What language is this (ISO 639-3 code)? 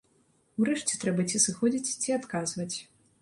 bel